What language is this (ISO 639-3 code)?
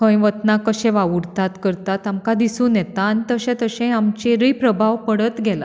kok